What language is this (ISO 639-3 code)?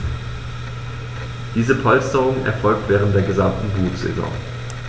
deu